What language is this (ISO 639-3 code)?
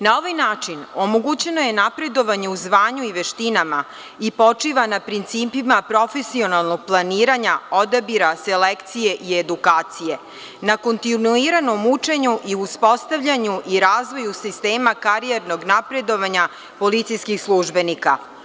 srp